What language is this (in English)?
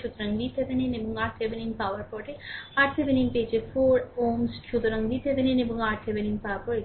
Bangla